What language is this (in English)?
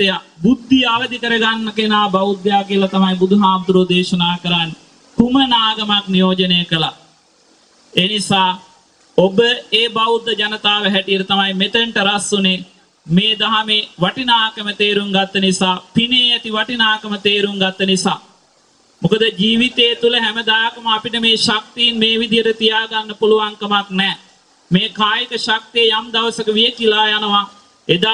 Thai